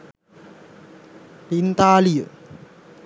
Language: Sinhala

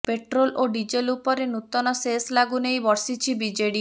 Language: Odia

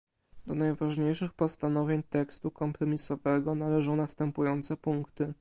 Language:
Polish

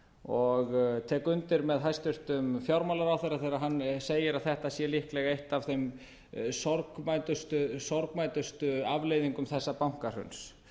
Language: Icelandic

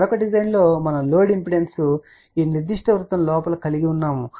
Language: Telugu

